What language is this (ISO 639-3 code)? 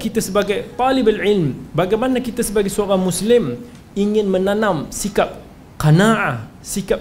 msa